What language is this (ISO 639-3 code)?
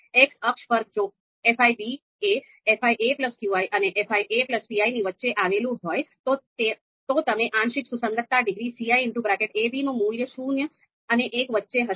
guj